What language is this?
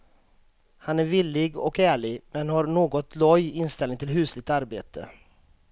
Swedish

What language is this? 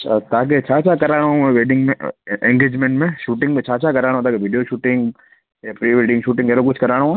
Sindhi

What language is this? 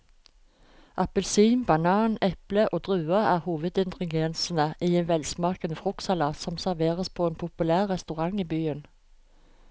Norwegian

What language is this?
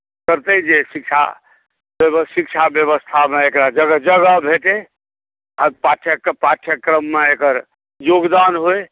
Maithili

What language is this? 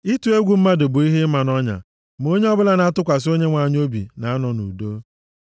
Igbo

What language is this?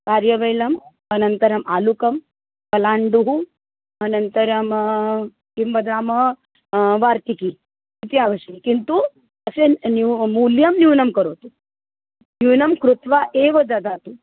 Sanskrit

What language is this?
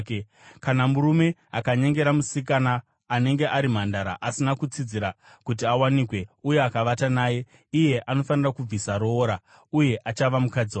Shona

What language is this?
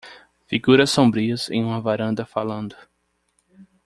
Portuguese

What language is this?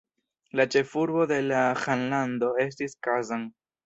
Esperanto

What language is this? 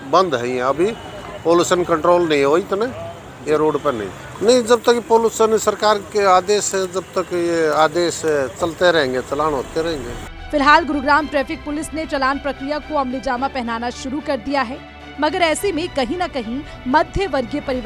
Hindi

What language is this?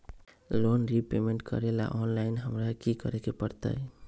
Magahi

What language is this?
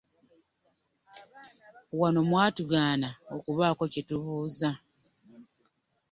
Ganda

